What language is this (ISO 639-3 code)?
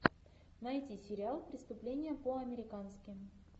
rus